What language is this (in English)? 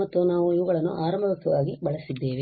Kannada